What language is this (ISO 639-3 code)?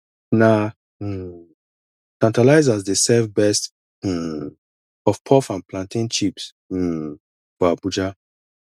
pcm